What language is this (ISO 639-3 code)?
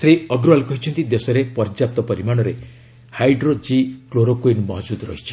ori